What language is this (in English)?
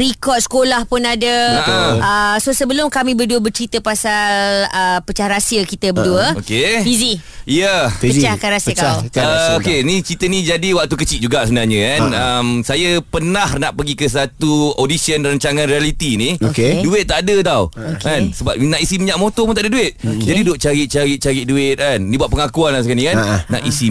Malay